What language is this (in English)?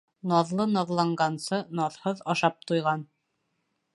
Bashkir